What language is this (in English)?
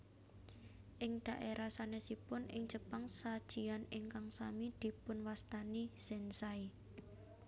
Javanese